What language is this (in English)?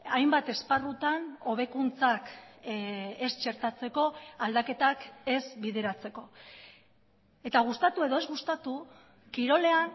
Basque